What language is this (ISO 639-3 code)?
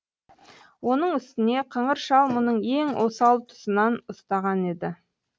kaz